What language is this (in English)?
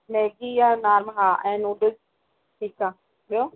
Sindhi